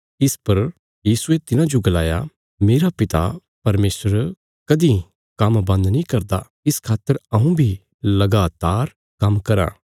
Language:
Bilaspuri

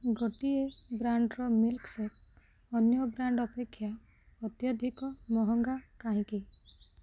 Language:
Odia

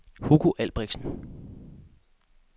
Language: Danish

